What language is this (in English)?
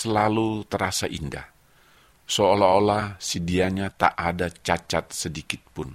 Indonesian